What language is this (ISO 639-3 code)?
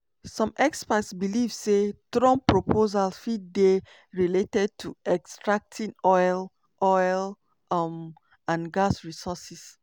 pcm